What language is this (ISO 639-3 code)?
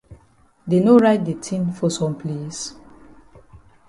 wes